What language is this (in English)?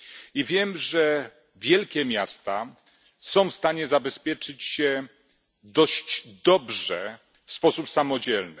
Polish